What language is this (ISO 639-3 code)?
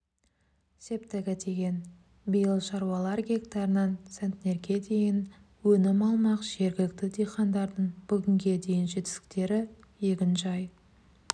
kaz